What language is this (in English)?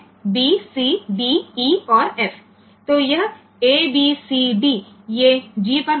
Gujarati